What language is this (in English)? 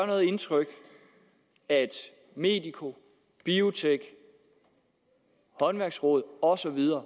Danish